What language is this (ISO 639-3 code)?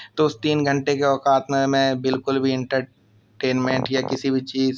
urd